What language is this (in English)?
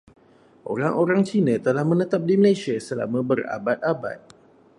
Malay